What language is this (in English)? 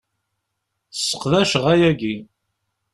Kabyle